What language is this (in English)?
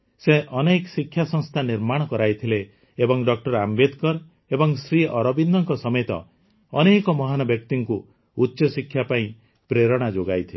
Odia